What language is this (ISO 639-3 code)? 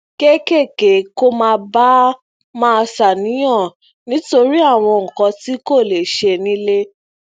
yor